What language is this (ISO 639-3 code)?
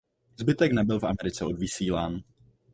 ces